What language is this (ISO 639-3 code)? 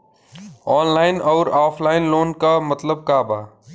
bho